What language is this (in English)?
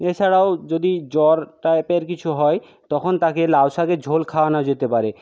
Bangla